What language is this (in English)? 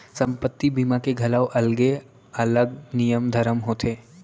Chhattisgarhi